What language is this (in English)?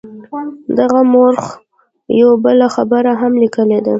Pashto